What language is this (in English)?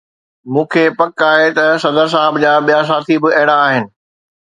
Sindhi